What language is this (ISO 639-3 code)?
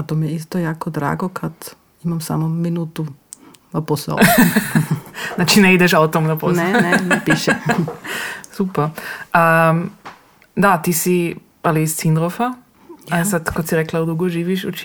hrv